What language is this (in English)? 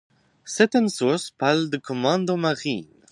French